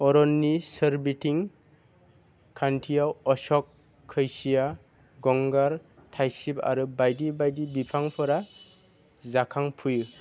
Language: Bodo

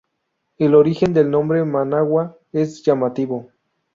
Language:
Spanish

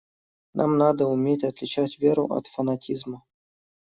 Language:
Russian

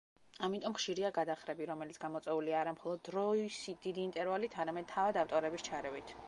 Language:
Georgian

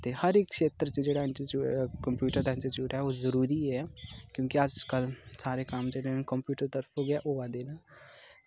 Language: Dogri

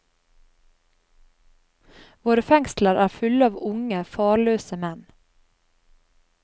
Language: Norwegian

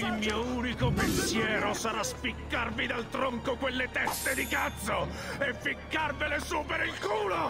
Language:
Italian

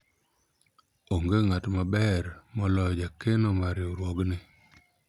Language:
Luo (Kenya and Tanzania)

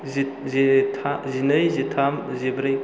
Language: Bodo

